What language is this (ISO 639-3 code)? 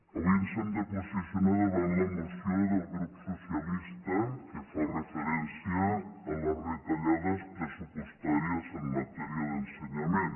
cat